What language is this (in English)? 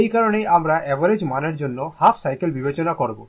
Bangla